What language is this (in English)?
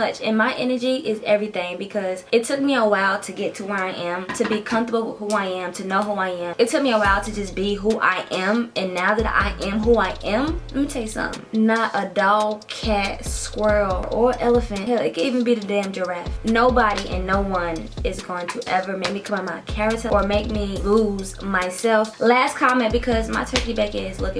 English